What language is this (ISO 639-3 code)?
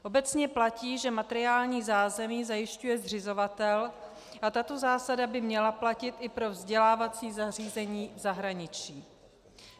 ces